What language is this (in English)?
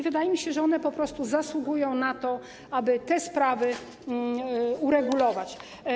Polish